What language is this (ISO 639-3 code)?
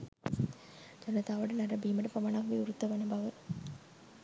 sin